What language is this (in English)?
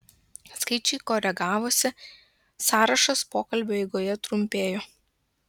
Lithuanian